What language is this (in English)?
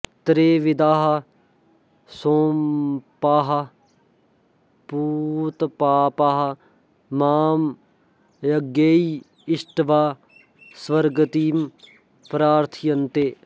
Sanskrit